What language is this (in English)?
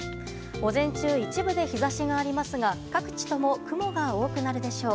Japanese